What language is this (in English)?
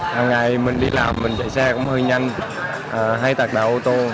Vietnamese